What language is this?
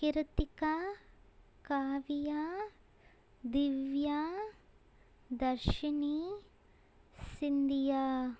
Tamil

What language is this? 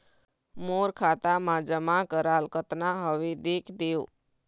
Chhattisgarhi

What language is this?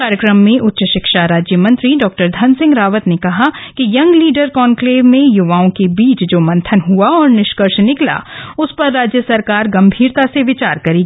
Hindi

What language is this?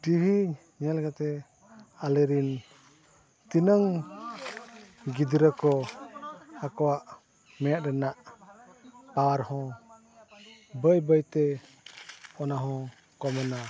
Santali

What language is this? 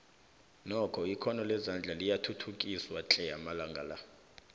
South Ndebele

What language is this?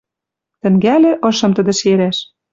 Western Mari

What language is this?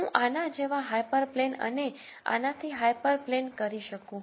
Gujarati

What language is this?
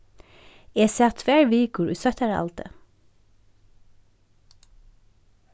Faroese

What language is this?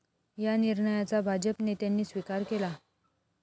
Marathi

